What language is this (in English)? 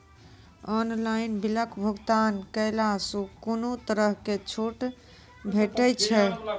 Maithili